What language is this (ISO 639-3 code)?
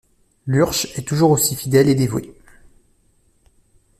fra